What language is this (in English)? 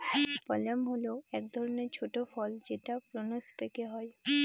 Bangla